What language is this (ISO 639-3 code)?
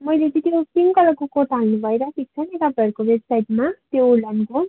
nep